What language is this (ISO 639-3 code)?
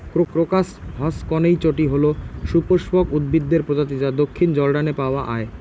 ben